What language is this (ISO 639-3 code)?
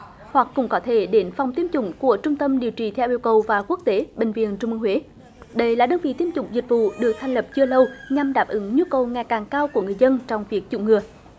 vie